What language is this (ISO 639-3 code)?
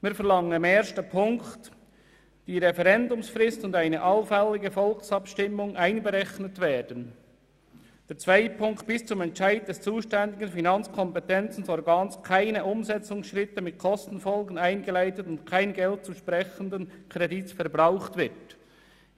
gsw